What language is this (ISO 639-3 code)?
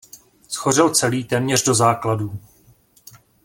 ces